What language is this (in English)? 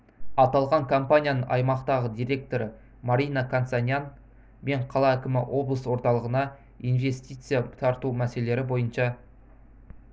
Kazakh